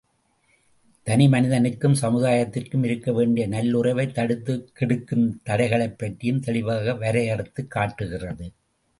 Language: Tamil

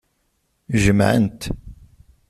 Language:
Kabyle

